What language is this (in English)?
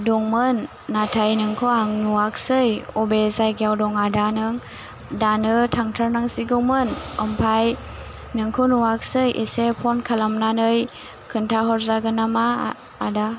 Bodo